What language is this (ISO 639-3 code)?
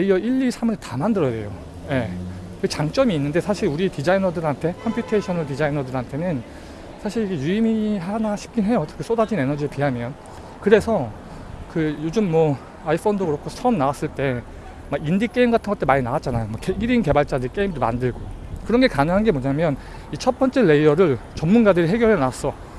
kor